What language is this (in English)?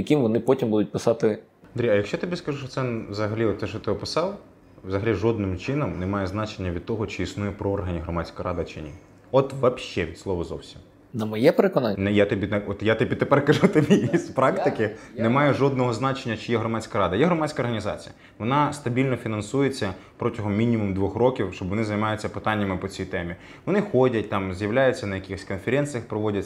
Ukrainian